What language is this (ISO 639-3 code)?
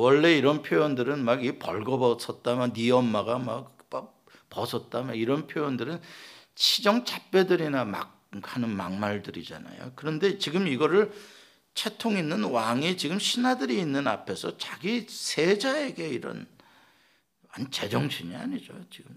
kor